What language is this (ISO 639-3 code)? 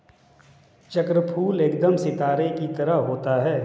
hin